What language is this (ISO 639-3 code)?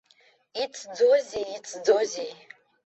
abk